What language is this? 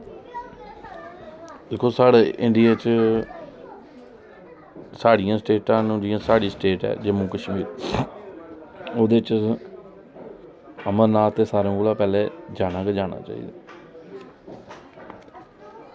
Dogri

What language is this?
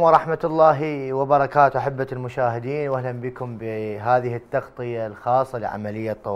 Arabic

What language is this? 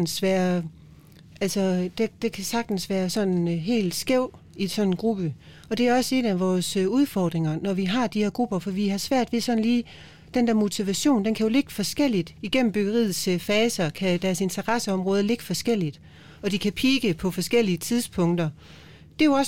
Danish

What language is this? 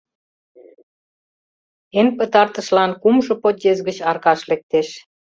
Mari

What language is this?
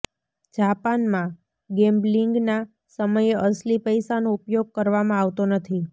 Gujarati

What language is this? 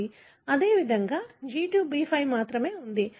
Telugu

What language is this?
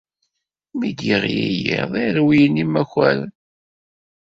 Kabyle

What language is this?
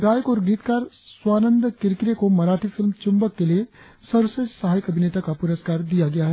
Hindi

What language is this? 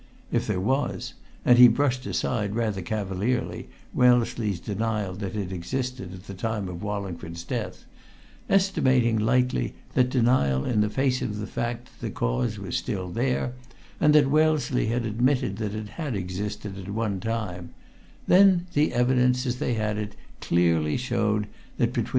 English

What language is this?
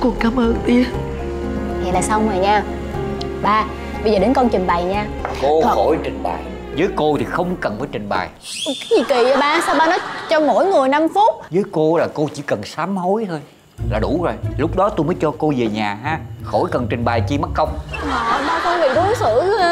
Vietnamese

